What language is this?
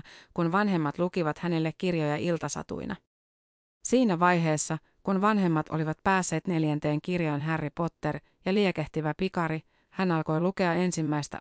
Finnish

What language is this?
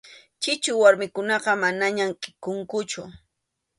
Arequipa-La Unión Quechua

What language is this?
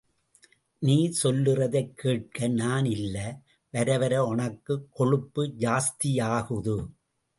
Tamil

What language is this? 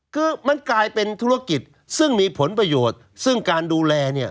Thai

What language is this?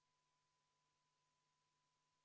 Estonian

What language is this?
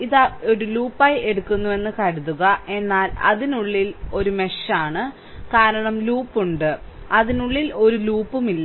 Malayalam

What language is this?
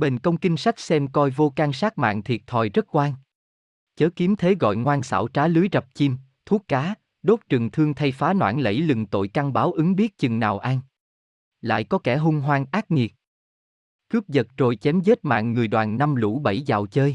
Vietnamese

